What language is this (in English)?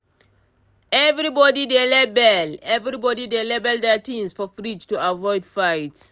Nigerian Pidgin